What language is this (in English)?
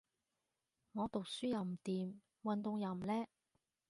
Cantonese